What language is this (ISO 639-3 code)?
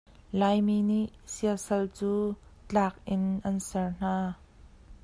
cnh